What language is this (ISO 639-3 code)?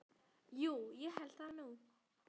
isl